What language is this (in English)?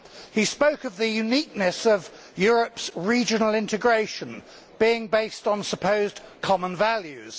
English